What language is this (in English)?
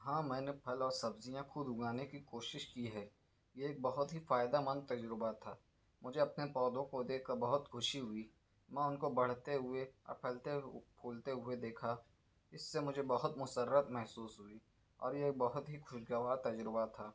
Urdu